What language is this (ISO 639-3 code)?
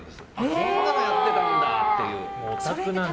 jpn